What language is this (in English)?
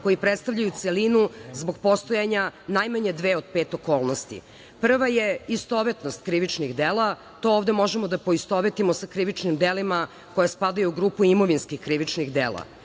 Serbian